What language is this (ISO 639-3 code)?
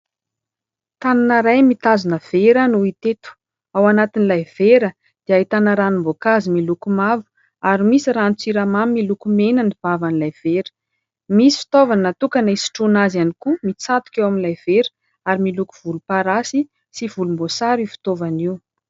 mlg